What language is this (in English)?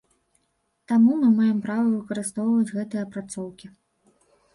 Belarusian